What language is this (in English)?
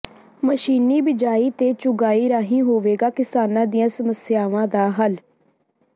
Punjabi